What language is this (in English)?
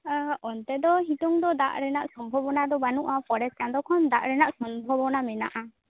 Santali